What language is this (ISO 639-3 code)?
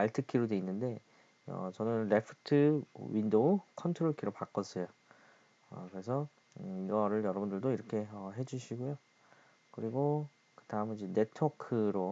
kor